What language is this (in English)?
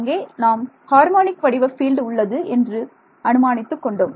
Tamil